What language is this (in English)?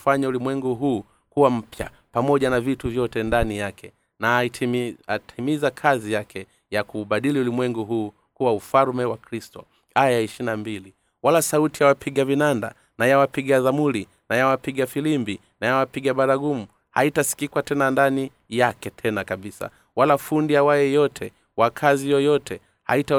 Swahili